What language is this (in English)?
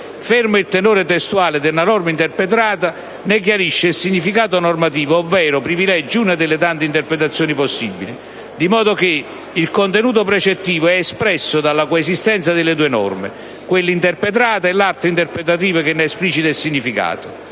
Italian